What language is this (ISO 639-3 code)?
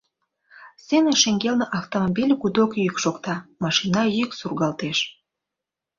chm